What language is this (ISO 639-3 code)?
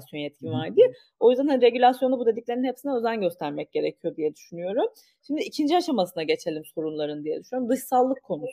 tur